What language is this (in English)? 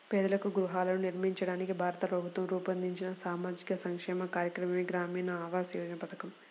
Telugu